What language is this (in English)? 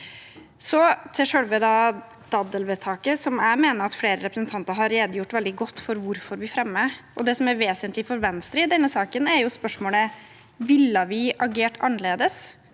Norwegian